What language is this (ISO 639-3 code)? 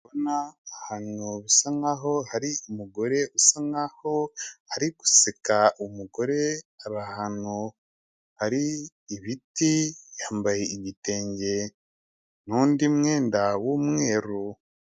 kin